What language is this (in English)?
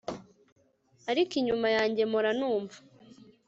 Kinyarwanda